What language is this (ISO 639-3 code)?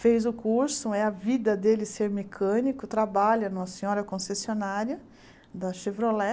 por